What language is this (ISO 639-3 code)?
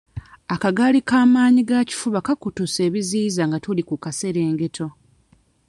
lug